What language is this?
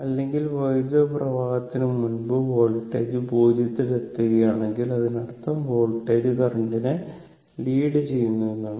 Malayalam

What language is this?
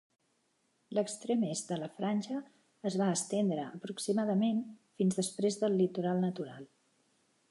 Catalan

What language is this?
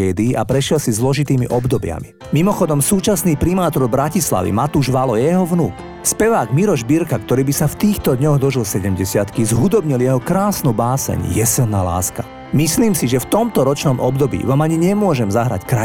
Slovak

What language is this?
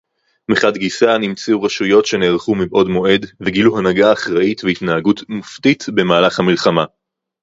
Hebrew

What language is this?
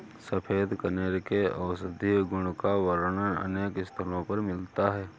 Hindi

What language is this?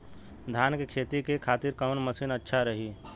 Bhojpuri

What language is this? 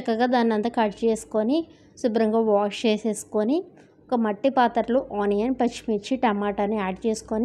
Telugu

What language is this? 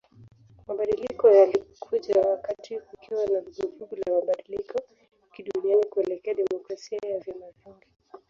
Swahili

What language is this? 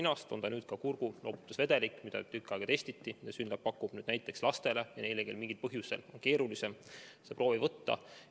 Estonian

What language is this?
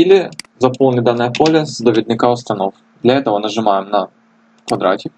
Russian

